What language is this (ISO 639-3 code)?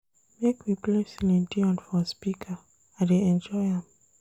pcm